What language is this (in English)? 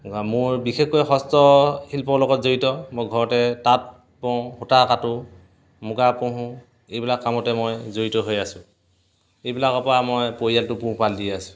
Assamese